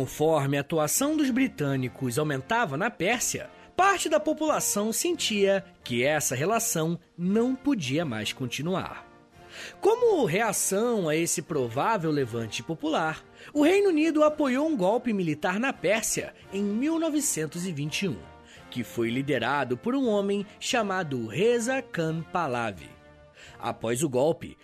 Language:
Portuguese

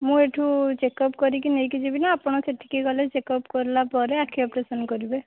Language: Odia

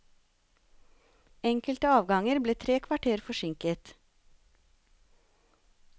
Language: Norwegian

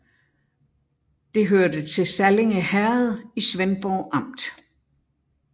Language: Danish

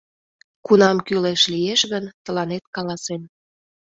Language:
Mari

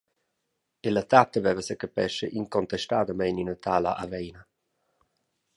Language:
Romansh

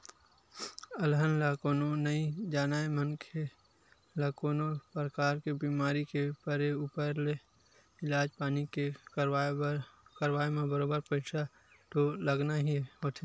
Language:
Chhattisgarhi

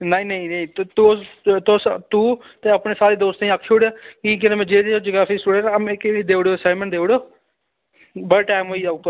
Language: Dogri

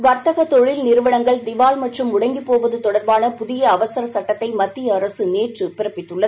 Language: Tamil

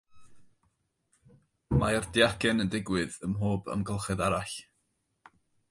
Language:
Welsh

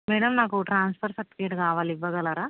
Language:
Telugu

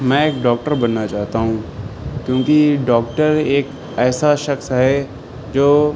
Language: Urdu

